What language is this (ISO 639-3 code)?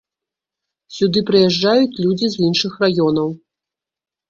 bel